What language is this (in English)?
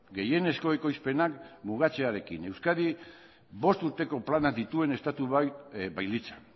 Basque